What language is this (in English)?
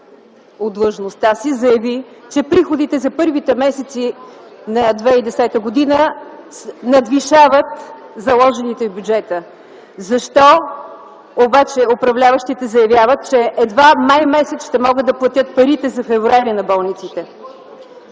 Bulgarian